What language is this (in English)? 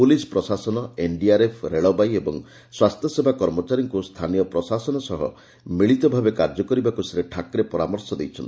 Odia